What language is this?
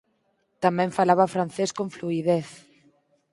Galician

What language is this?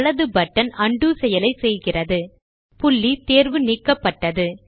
Tamil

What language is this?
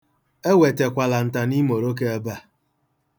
Igbo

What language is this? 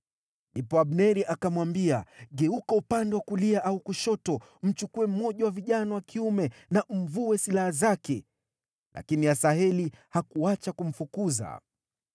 Swahili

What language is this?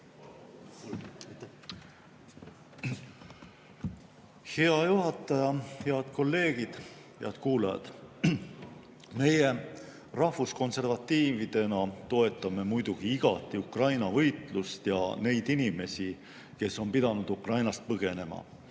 Estonian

